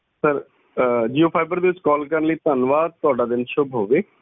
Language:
Punjabi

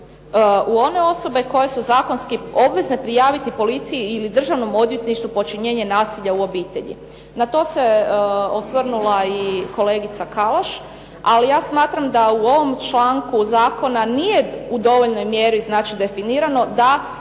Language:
Croatian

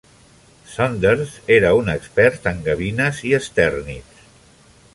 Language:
Catalan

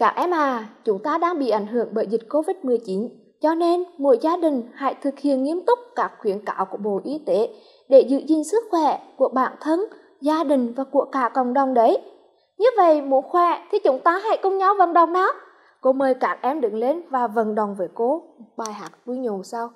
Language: Vietnamese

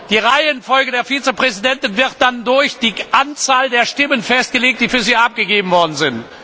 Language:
German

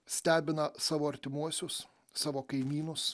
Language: Lithuanian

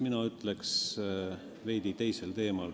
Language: Estonian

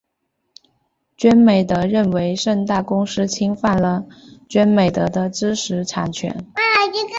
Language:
Chinese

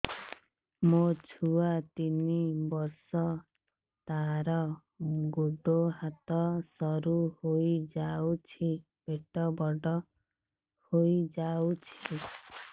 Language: Odia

